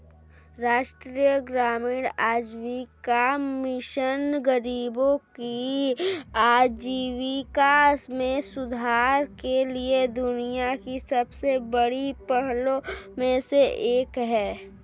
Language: Hindi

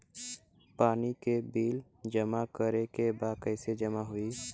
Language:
Bhojpuri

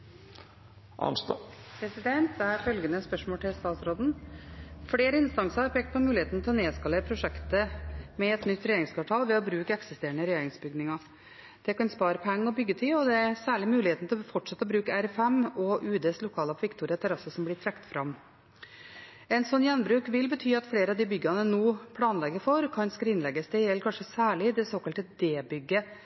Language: Norwegian Bokmål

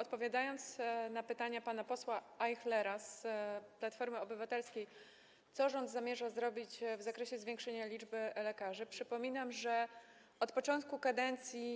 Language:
Polish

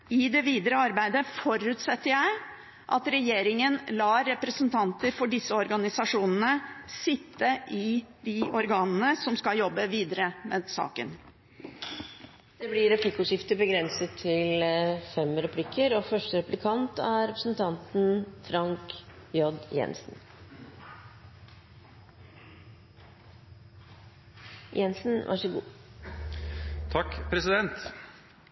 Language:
Norwegian Bokmål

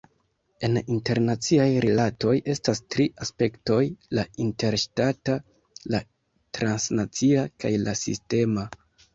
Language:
Esperanto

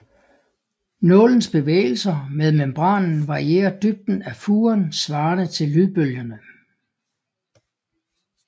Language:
Danish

